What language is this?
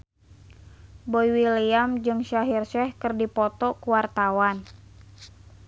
Sundanese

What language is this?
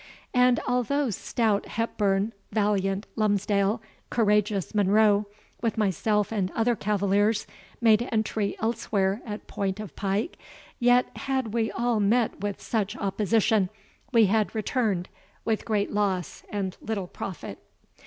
English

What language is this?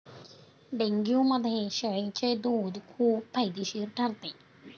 Marathi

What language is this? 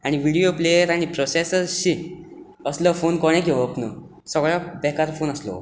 Konkani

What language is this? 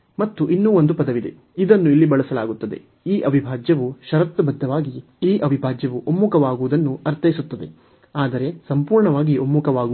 Kannada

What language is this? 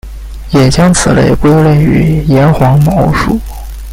Chinese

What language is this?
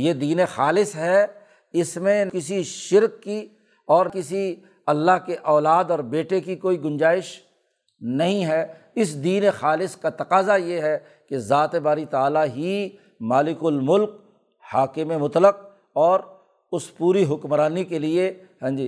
Urdu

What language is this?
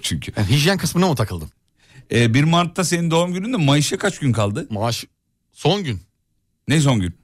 Turkish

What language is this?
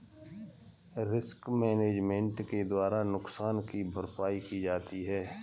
Hindi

